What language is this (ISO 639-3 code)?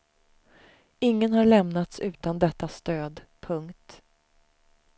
swe